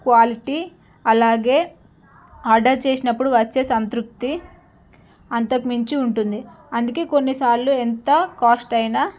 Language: Telugu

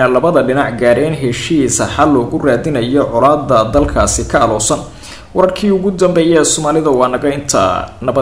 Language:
Arabic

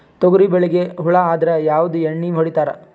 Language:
Kannada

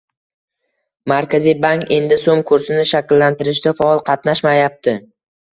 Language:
Uzbek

